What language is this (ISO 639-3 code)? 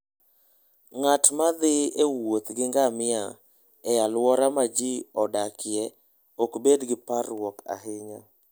luo